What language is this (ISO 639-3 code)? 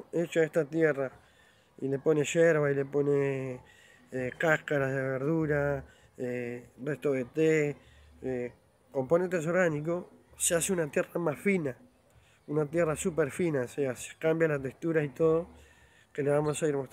spa